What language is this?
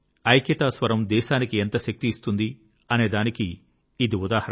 Telugu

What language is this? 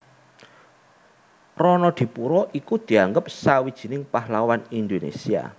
Javanese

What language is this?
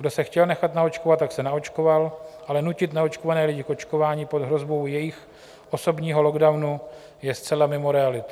Czech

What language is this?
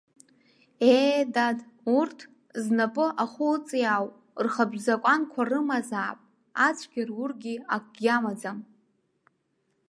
Abkhazian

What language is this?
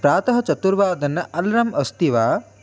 Sanskrit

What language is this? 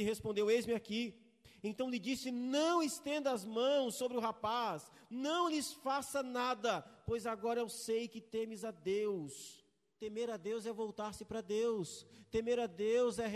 Portuguese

